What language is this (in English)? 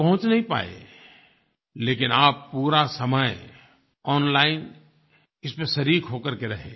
Hindi